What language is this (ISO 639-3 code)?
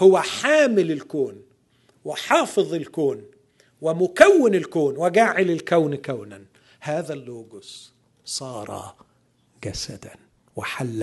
ara